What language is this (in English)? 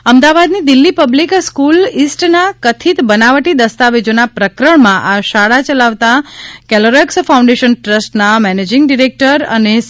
Gujarati